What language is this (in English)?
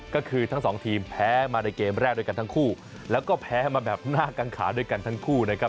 Thai